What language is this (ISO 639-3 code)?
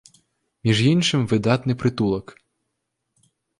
bel